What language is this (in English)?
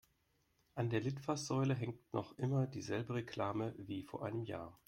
German